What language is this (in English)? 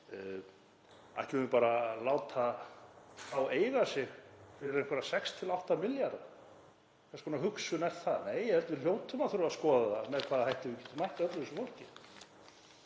Icelandic